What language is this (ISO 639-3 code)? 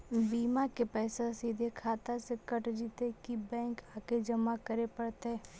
mag